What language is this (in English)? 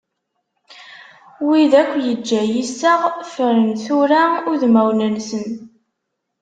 Kabyle